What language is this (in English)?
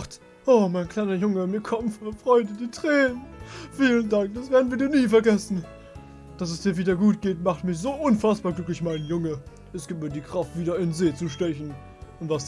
German